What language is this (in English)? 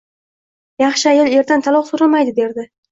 Uzbek